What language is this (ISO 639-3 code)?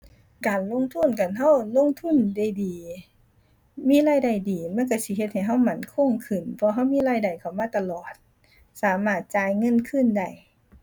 tha